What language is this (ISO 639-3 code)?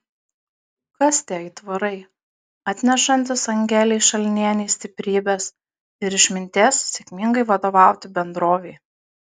lit